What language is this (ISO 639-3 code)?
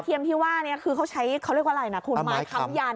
tha